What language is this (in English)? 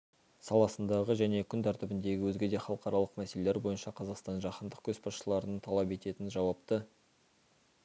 Kazakh